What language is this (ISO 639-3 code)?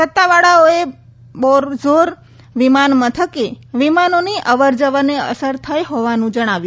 guj